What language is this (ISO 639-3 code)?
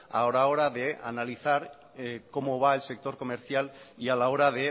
spa